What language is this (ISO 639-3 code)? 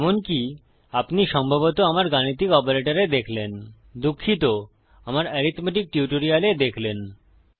ben